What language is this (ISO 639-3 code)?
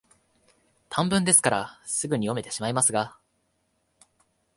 jpn